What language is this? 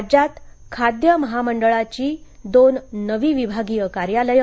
Marathi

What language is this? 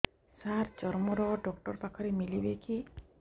Odia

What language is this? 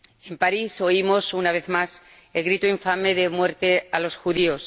Spanish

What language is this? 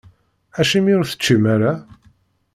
Kabyle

